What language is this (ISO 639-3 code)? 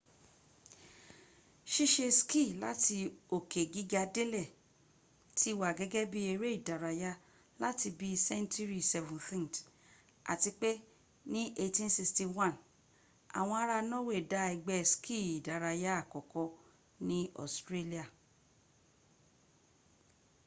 yor